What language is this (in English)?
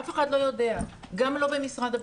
Hebrew